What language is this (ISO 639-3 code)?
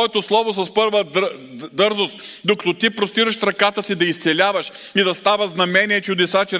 bul